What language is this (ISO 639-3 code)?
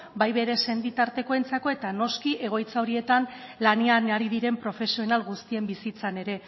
eus